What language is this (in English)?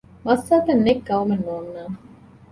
Divehi